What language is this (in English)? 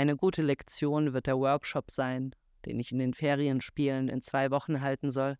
German